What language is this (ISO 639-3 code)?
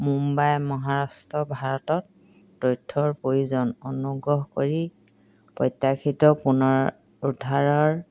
asm